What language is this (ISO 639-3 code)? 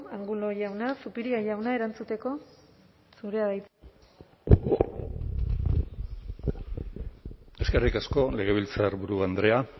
eus